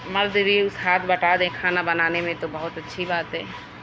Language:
Urdu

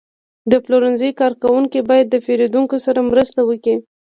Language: Pashto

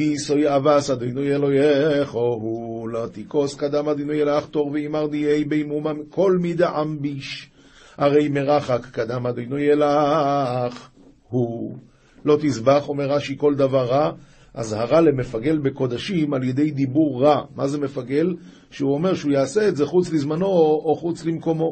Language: Hebrew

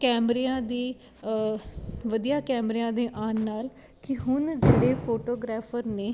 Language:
Punjabi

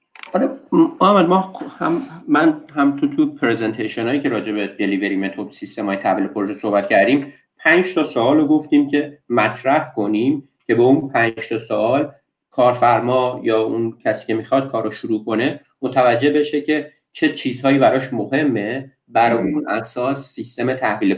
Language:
Persian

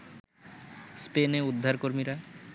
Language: Bangla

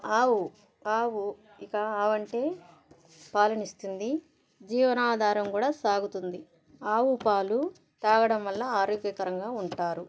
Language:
Telugu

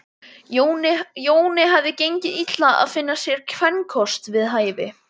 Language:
Icelandic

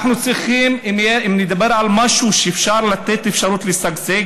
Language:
Hebrew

